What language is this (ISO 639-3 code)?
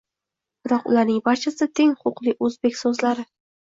uzb